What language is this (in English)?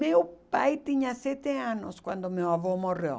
Portuguese